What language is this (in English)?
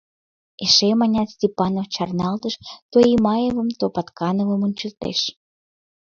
Mari